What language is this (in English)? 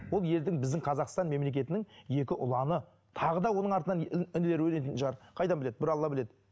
Kazakh